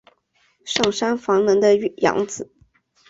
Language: Chinese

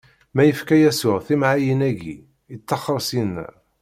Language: Kabyle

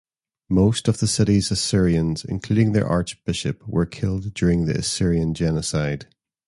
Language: English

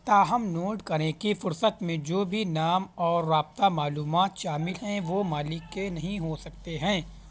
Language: Urdu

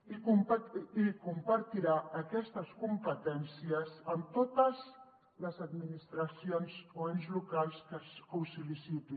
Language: Catalan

